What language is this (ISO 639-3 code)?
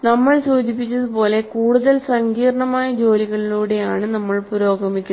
mal